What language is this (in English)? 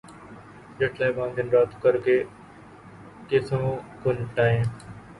Urdu